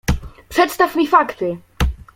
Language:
Polish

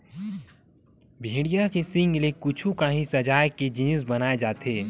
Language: Chhattisgarhi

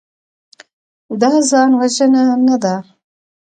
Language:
Pashto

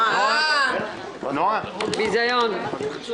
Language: Hebrew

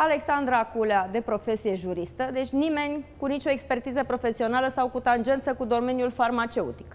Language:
Romanian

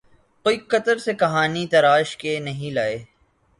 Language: Urdu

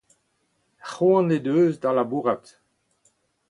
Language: Breton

